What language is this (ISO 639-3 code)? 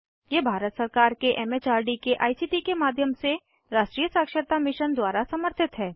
hin